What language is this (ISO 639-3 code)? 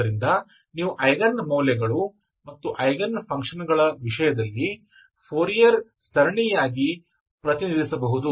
kan